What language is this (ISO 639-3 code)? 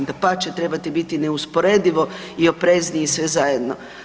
hrv